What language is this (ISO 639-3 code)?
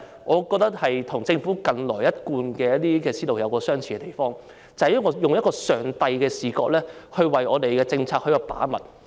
yue